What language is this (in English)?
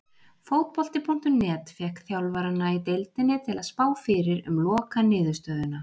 Icelandic